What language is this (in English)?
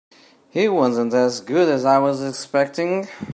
English